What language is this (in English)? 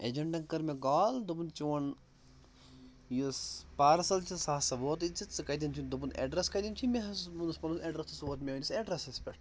Kashmiri